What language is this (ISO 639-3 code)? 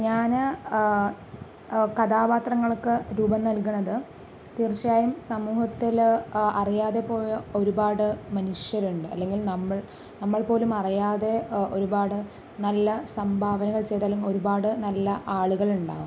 mal